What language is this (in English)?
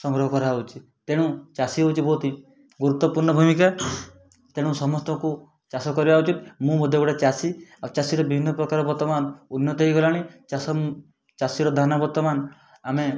Odia